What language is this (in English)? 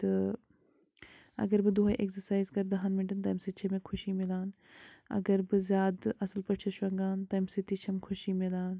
Kashmiri